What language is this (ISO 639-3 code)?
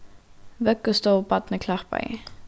fao